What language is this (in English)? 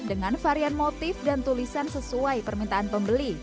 Indonesian